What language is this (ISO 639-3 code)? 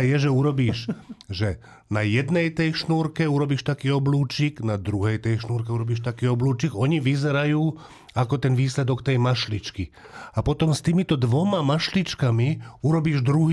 slk